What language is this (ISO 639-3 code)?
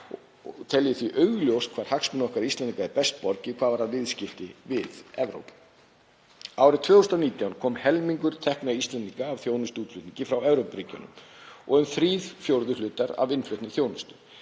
isl